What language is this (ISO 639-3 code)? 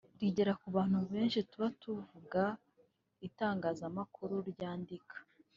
kin